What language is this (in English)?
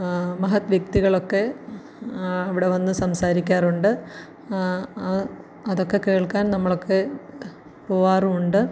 Malayalam